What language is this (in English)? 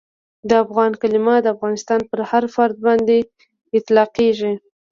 Pashto